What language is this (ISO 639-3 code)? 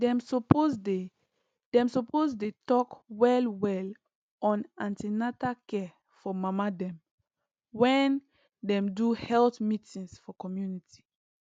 pcm